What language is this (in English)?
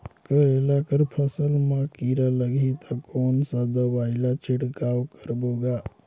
Chhattisgarhi